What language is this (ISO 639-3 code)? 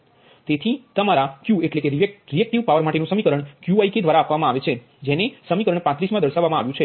guj